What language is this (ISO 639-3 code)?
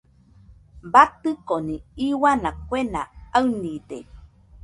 hux